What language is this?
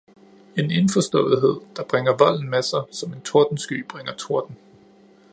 Danish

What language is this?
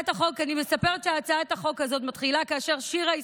Hebrew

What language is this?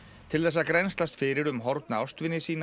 Icelandic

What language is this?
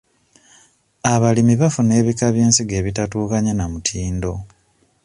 Ganda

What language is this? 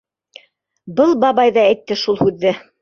Bashkir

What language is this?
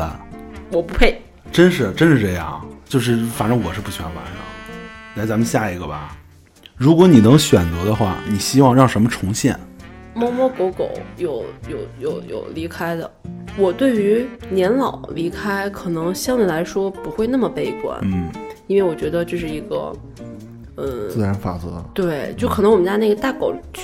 Chinese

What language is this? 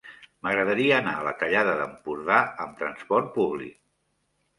Catalan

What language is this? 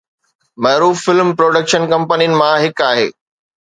Sindhi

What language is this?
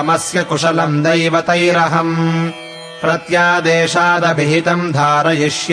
Kannada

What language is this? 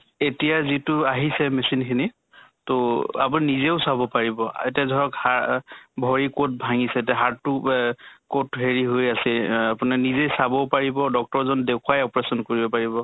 Assamese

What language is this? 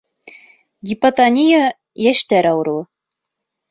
Bashkir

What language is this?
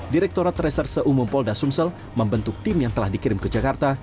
Indonesian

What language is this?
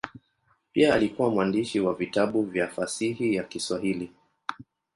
Swahili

